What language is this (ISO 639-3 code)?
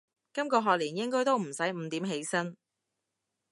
yue